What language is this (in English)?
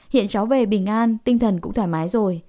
Vietnamese